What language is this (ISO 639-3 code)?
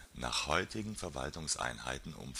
deu